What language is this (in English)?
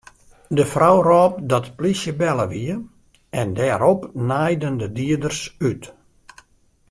Western Frisian